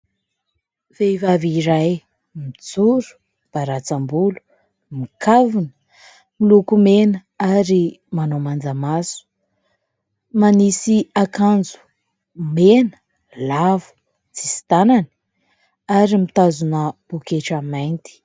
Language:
Malagasy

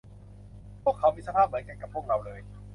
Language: Thai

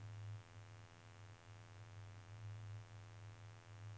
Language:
Norwegian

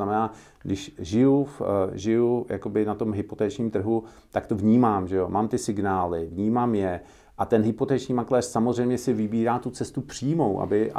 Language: Czech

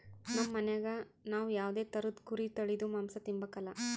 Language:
Kannada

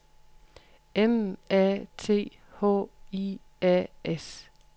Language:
Danish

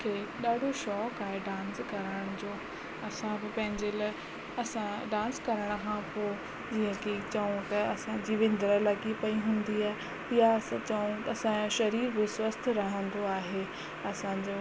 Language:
Sindhi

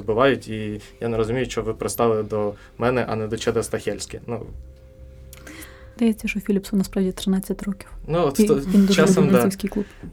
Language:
Ukrainian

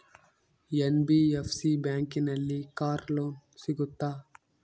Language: Kannada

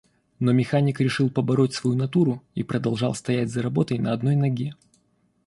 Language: Russian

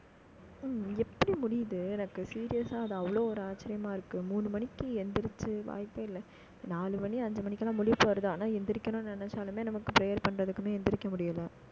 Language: Tamil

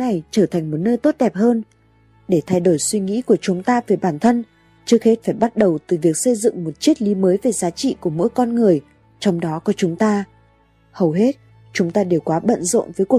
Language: Vietnamese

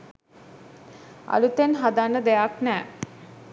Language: Sinhala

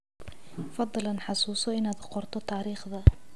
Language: Somali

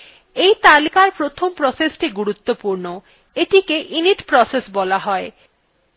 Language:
Bangla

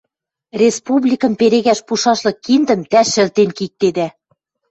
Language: Western Mari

